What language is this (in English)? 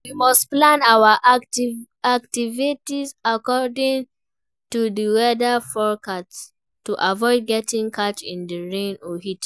Nigerian Pidgin